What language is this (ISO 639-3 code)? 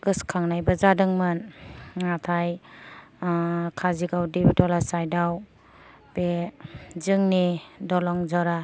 brx